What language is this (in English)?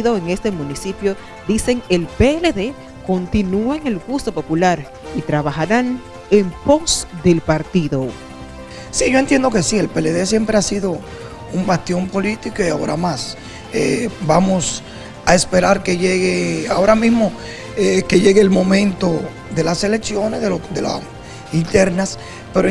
Spanish